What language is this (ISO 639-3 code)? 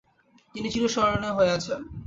ben